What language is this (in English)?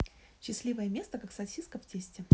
Russian